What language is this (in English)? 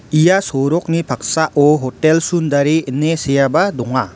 Garo